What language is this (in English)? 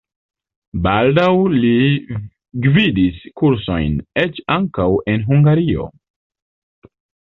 Esperanto